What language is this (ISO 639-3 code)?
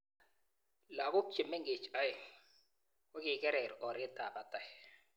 kln